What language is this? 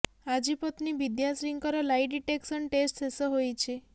Odia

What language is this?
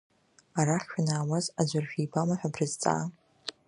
Abkhazian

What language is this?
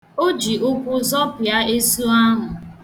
Igbo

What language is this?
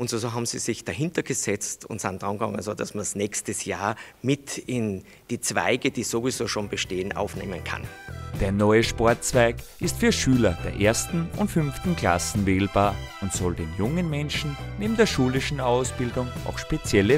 German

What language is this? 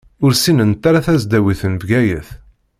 Kabyle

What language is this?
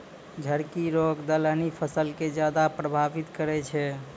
Maithili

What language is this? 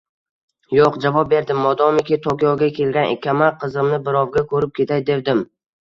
Uzbek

